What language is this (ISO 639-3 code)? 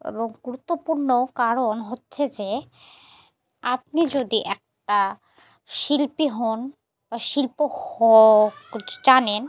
ben